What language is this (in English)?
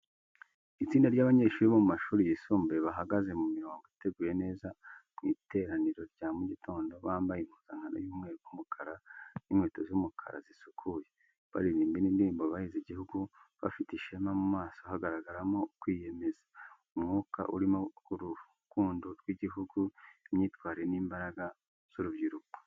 Kinyarwanda